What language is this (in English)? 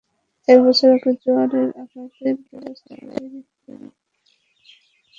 Bangla